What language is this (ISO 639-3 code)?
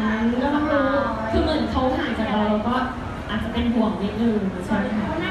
tha